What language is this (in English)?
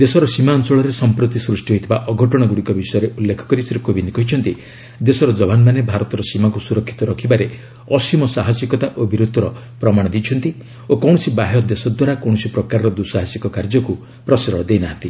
Odia